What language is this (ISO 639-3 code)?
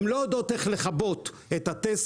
heb